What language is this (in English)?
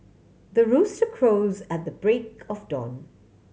English